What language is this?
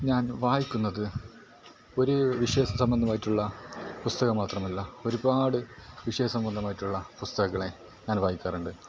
Malayalam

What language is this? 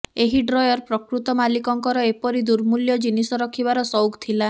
Odia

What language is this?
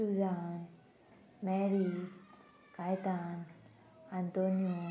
Konkani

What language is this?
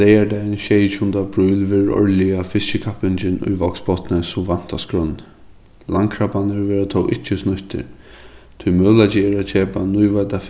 Faroese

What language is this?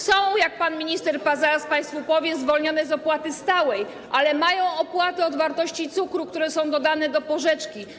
Polish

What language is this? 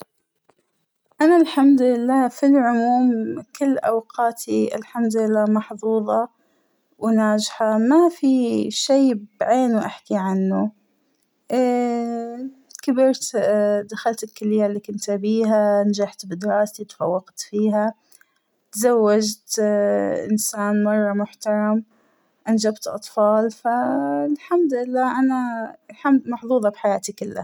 Hijazi Arabic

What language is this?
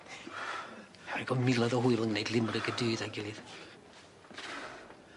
Welsh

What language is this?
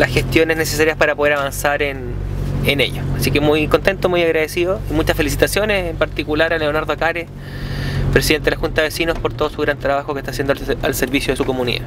Spanish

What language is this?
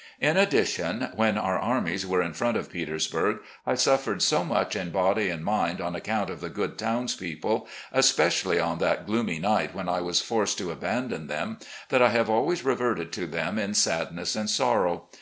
English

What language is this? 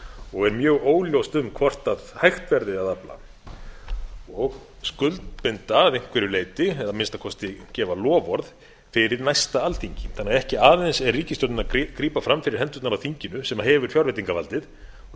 Icelandic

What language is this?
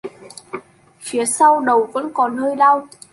Vietnamese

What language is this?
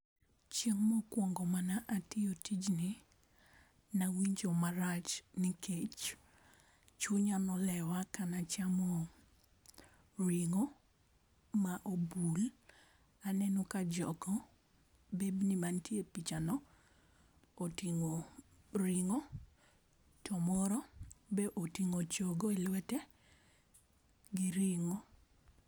Luo (Kenya and Tanzania)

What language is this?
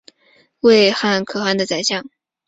Chinese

